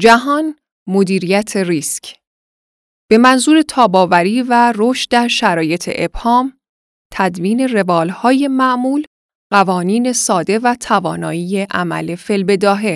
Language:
Persian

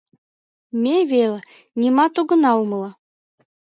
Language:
Mari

